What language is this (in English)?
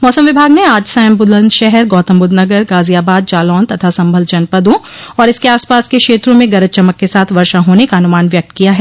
Hindi